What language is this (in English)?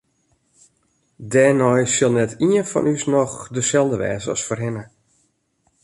Western Frisian